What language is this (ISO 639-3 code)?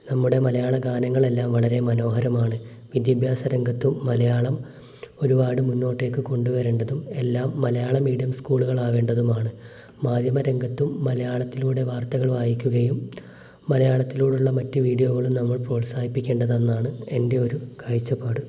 mal